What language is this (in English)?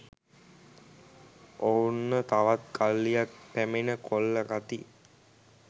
Sinhala